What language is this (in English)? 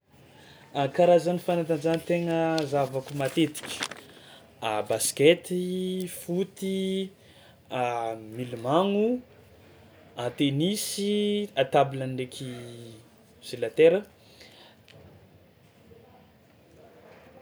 Tsimihety Malagasy